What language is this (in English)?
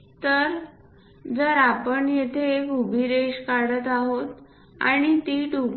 Marathi